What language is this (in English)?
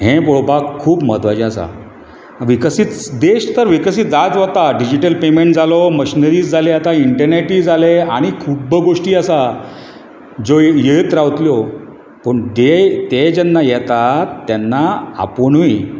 Konkani